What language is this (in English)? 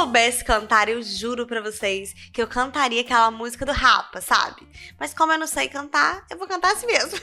Portuguese